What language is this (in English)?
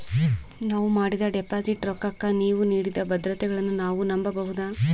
Kannada